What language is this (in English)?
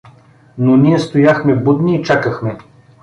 Bulgarian